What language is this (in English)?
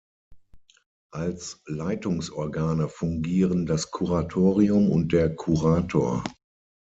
German